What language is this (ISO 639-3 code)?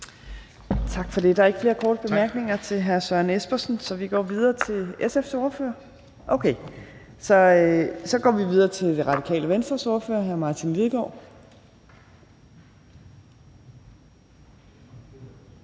dan